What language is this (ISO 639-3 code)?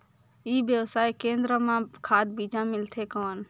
hne